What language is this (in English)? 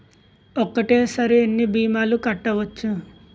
Telugu